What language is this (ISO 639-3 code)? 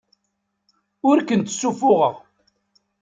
kab